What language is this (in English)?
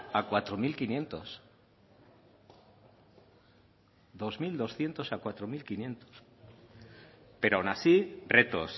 Basque